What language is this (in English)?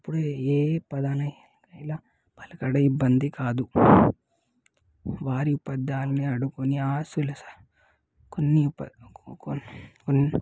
Telugu